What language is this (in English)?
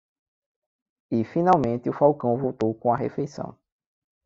Portuguese